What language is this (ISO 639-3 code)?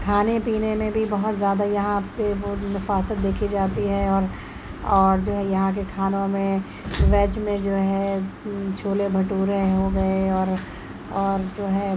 urd